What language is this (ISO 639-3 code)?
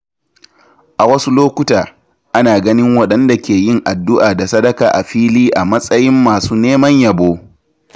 hau